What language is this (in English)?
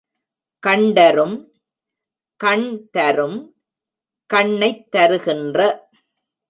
Tamil